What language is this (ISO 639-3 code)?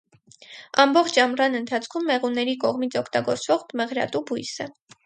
hye